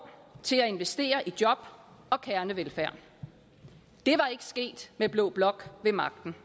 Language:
Danish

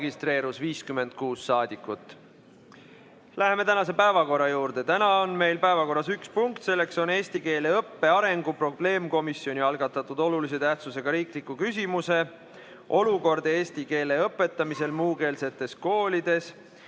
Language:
Estonian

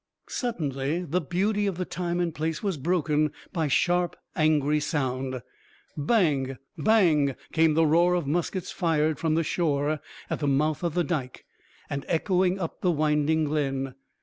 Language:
English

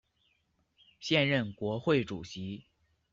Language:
Chinese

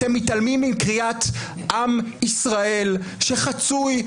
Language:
Hebrew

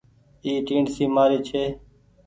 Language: Goaria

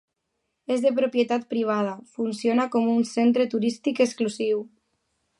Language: Catalan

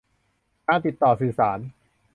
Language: Thai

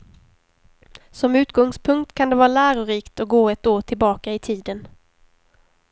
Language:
Swedish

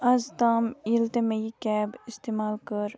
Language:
Kashmiri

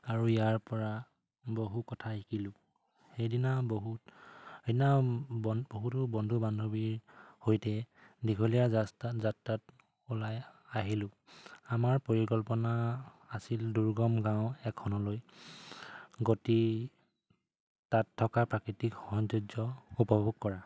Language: Assamese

